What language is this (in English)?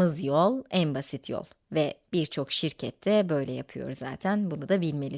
Turkish